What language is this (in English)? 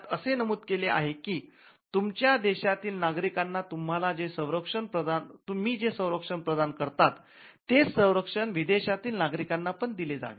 Marathi